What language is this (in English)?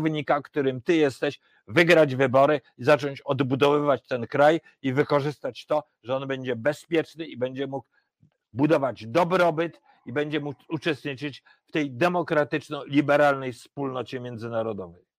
Polish